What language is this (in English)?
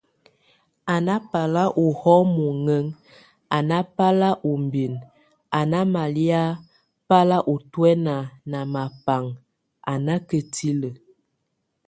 Tunen